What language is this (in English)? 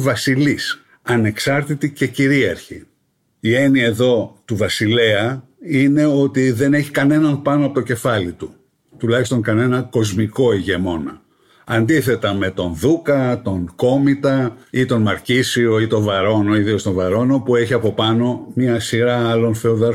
Greek